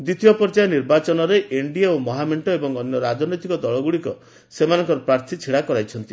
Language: Odia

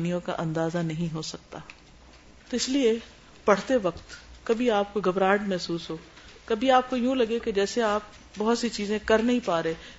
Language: Urdu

